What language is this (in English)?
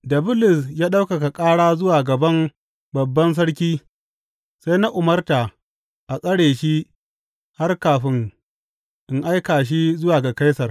Hausa